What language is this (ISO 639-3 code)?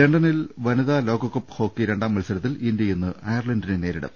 mal